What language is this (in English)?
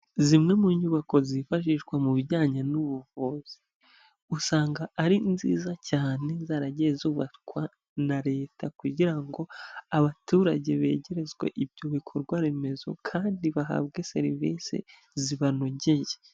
Kinyarwanda